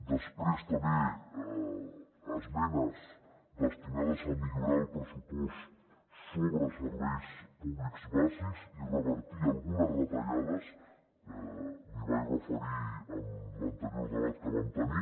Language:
Catalan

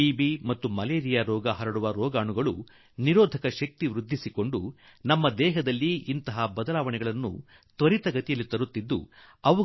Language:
Kannada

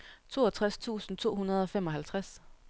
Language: Danish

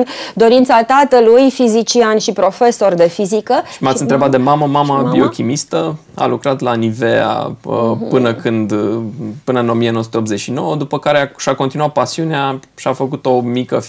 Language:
Romanian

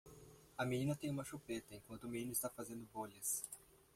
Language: Portuguese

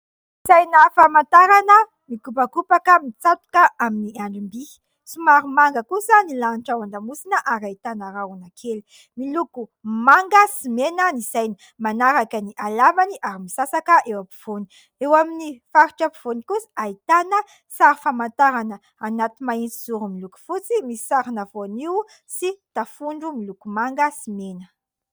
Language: Malagasy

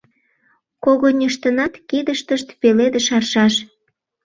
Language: Mari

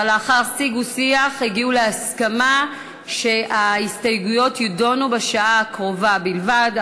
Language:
Hebrew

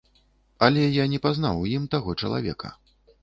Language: Belarusian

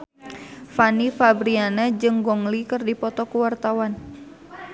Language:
Sundanese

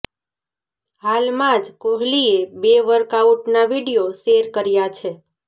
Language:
Gujarati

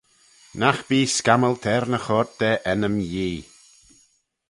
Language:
Manx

